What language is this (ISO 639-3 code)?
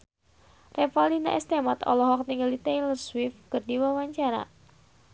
sun